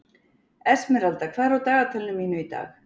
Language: Icelandic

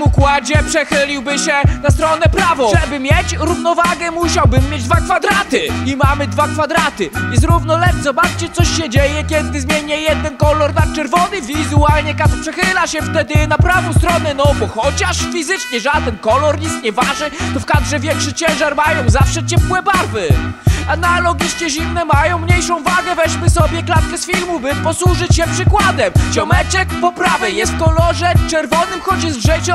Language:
Polish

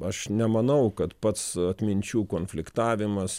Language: Lithuanian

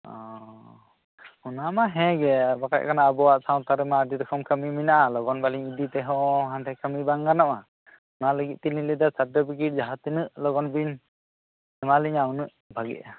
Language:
Santali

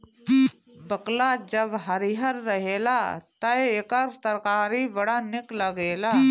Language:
Bhojpuri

